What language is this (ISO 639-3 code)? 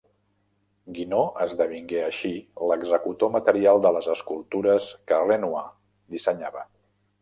cat